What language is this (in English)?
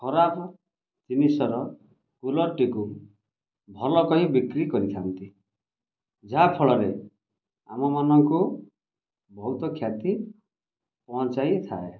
Odia